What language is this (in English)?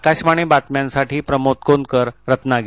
Marathi